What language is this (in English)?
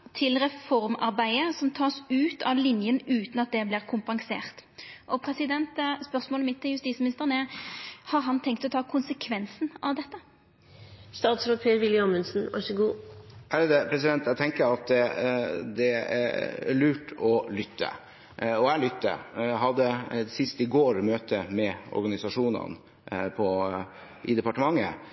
Norwegian